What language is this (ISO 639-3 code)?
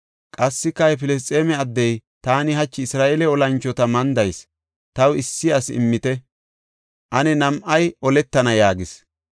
gof